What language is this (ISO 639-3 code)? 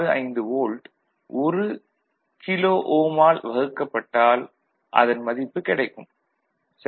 tam